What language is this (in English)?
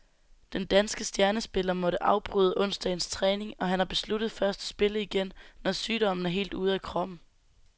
Danish